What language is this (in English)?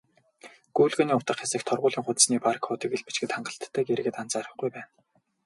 Mongolian